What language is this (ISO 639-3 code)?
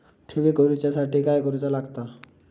mar